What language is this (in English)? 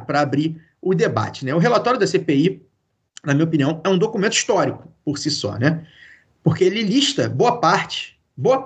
Portuguese